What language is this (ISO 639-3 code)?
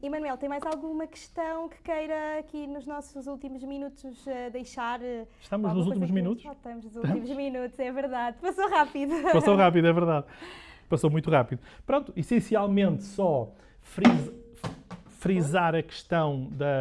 por